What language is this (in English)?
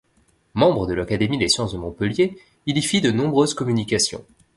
French